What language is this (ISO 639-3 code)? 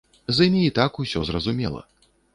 bel